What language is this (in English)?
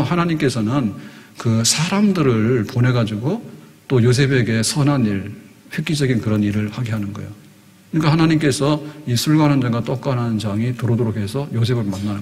Korean